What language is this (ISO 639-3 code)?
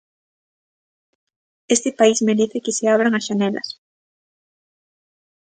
glg